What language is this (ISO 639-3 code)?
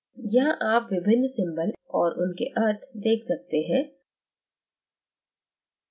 hin